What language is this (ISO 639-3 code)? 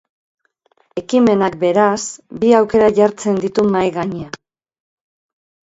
eus